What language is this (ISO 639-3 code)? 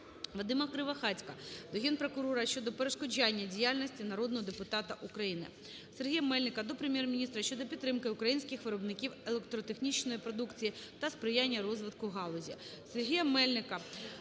ukr